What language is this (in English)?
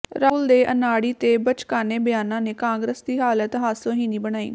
Punjabi